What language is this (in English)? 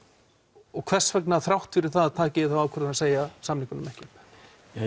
Icelandic